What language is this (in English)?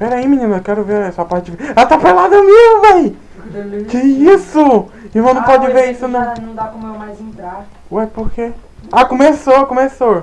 Portuguese